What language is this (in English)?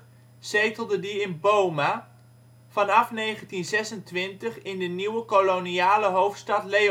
Dutch